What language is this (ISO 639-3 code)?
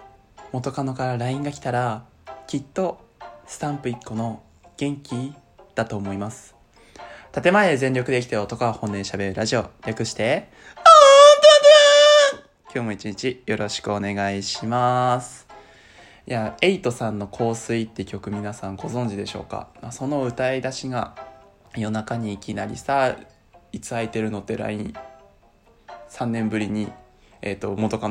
jpn